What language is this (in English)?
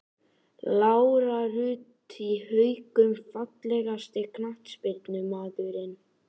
Icelandic